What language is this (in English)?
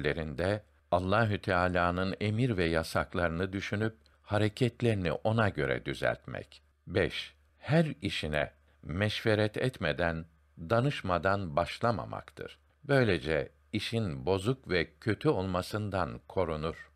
Turkish